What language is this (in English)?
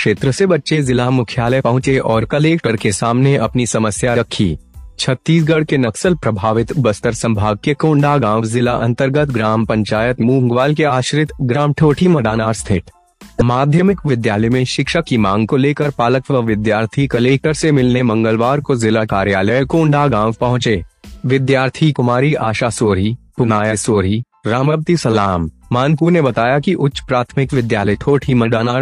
Hindi